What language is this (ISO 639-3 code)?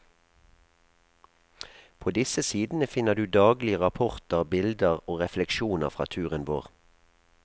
nor